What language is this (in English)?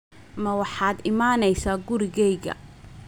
Somali